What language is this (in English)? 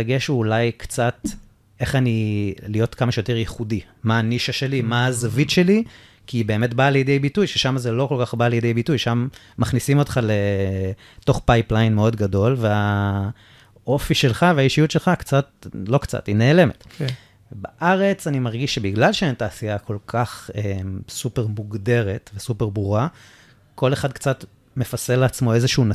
Hebrew